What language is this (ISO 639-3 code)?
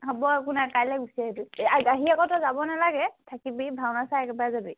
asm